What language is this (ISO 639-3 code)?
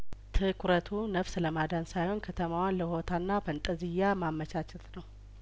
amh